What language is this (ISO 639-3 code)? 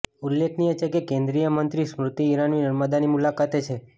guj